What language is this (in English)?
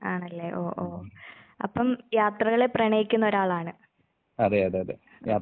Malayalam